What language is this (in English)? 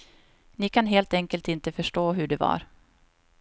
Swedish